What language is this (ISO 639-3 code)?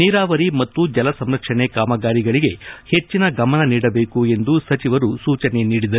kan